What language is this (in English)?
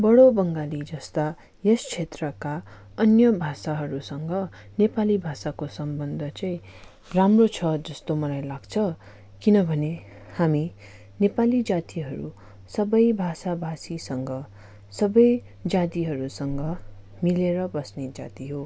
Nepali